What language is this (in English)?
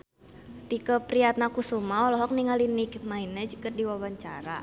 Sundanese